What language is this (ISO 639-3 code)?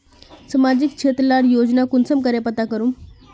mag